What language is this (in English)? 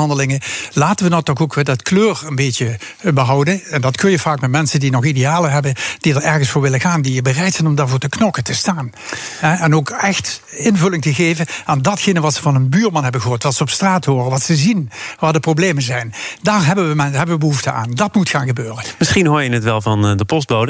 Dutch